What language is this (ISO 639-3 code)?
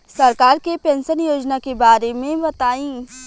bho